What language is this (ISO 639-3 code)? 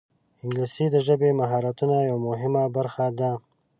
pus